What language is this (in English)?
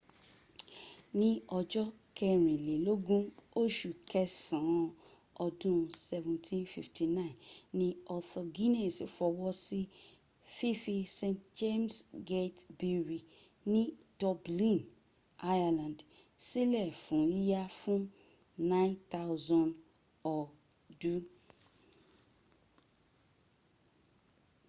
Yoruba